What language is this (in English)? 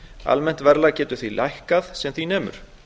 Icelandic